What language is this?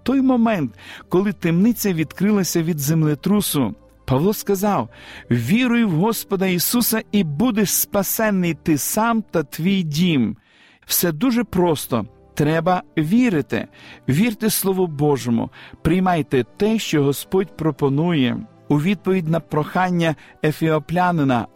Ukrainian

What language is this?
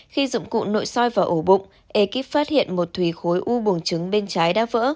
Vietnamese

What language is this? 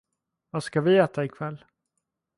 Swedish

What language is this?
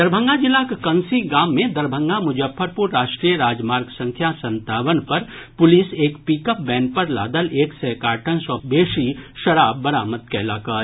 Maithili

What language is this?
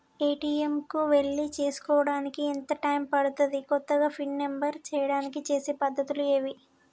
Telugu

